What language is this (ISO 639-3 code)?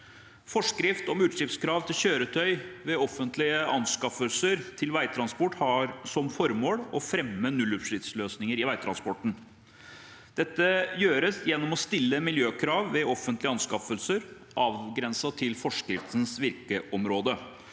nor